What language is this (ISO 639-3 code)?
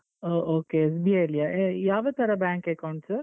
kan